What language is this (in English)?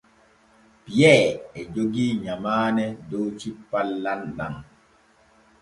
Borgu Fulfulde